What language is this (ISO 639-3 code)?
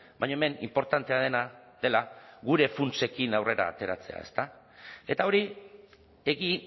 eus